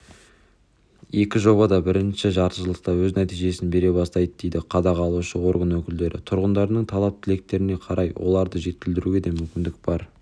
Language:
Kazakh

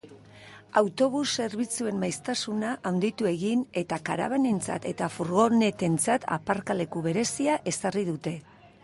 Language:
Basque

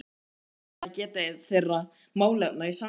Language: Icelandic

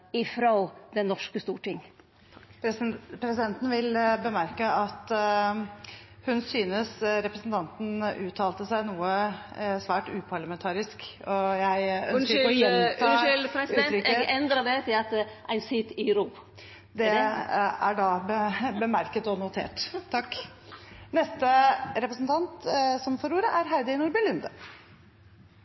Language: Norwegian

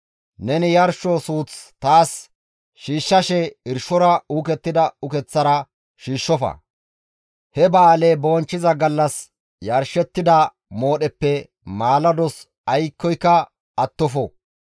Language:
Gamo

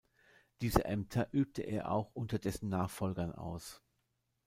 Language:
German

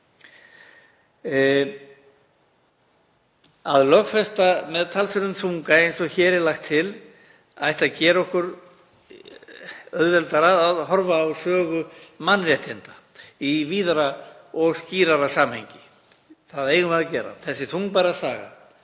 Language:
Icelandic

